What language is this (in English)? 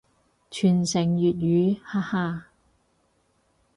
Cantonese